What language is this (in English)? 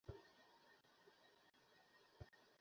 Bangla